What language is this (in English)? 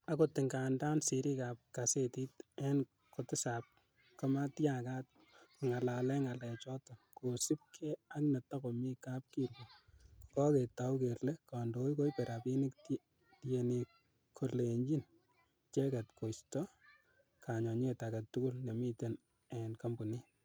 Kalenjin